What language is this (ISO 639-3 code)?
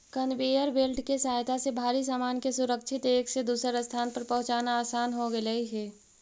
mag